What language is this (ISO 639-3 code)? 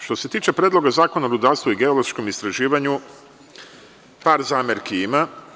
srp